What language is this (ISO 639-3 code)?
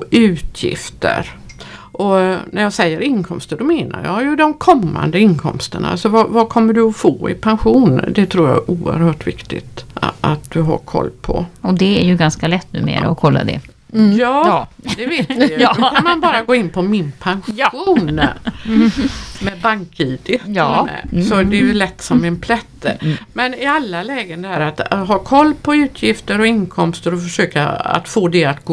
swe